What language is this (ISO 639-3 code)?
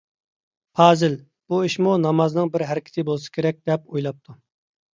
uig